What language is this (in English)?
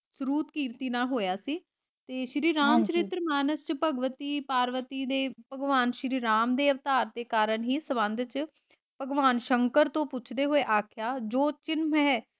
Punjabi